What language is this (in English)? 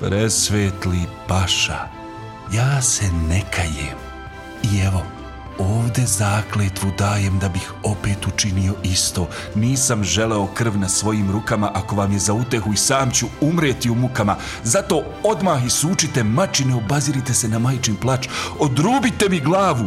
Croatian